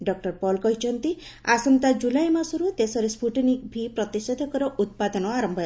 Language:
Odia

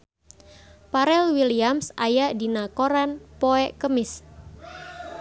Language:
Sundanese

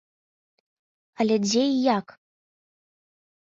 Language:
Belarusian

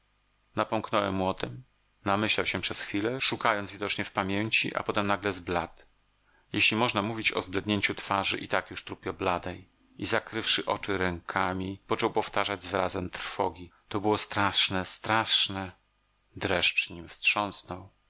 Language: Polish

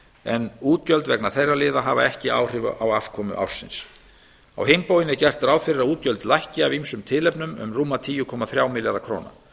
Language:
Icelandic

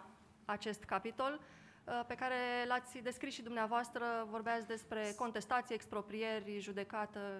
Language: Romanian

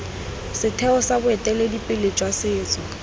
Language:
Tswana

